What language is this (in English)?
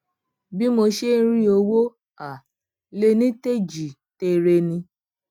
Yoruba